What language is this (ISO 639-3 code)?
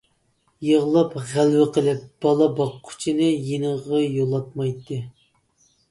uig